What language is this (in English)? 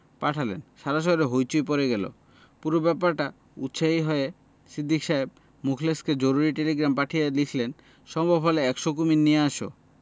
Bangla